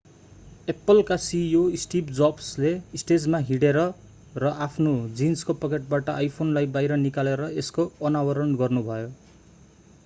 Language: Nepali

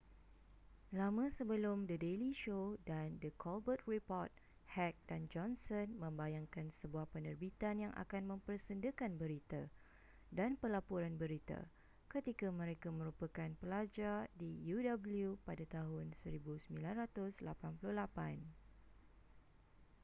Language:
Malay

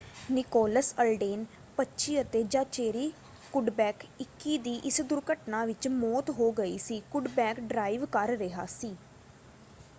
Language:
Punjabi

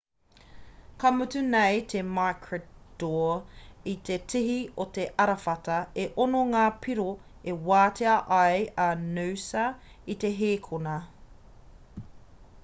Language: Māori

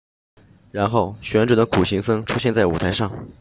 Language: Chinese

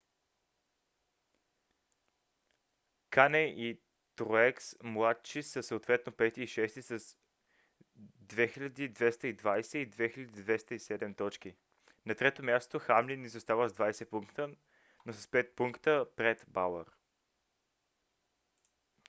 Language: Bulgarian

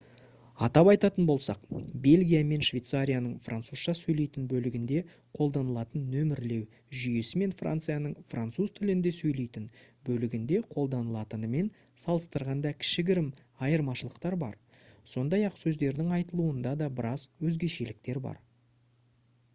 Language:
Kazakh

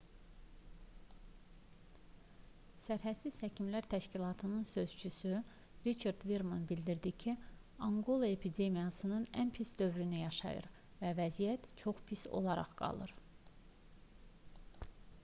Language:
Azerbaijani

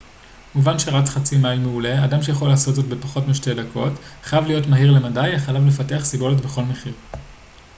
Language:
Hebrew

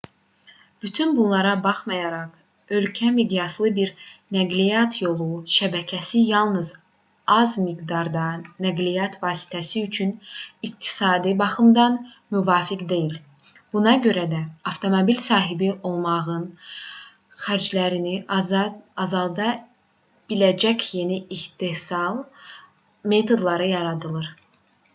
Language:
Azerbaijani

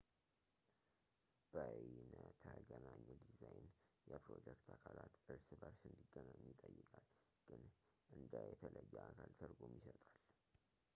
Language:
Amharic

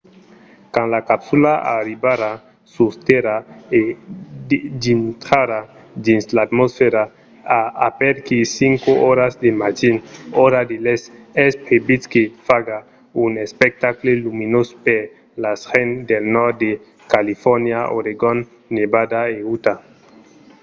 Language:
Occitan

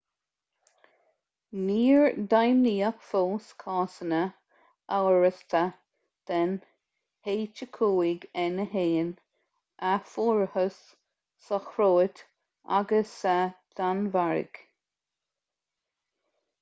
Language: Irish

